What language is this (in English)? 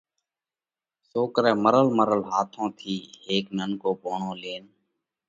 Parkari Koli